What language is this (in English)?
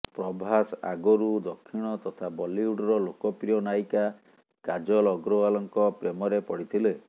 Odia